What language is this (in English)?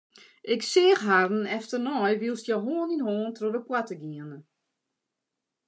Western Frisian